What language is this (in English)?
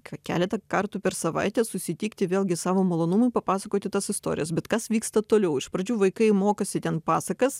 Lithuanian